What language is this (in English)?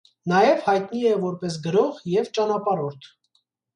Armenian